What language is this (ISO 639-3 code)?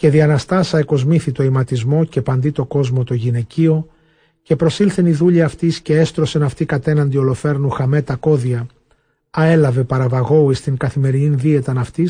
ell